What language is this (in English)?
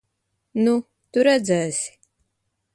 Latvian